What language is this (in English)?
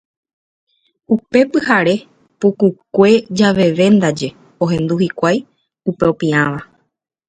Guarani